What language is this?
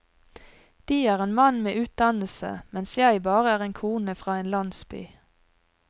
Norwegian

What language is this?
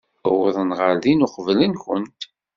Kabyle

